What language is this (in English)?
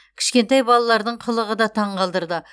Kazakh